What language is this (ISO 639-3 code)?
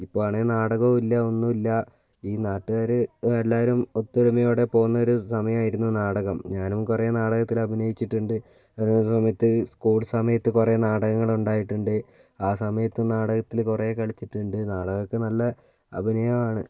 mal